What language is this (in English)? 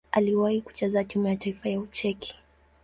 Swahili